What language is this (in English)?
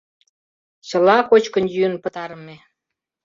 Mari